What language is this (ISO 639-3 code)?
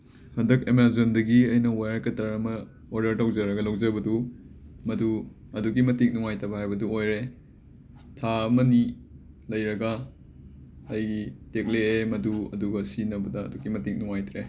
mni